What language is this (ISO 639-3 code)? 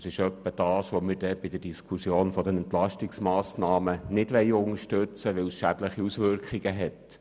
gsw